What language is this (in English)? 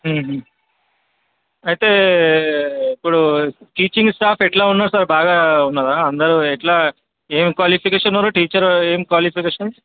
Telugu